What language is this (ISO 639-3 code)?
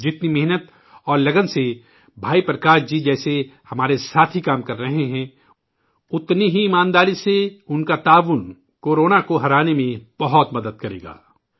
urd